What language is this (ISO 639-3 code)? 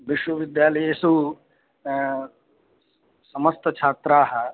san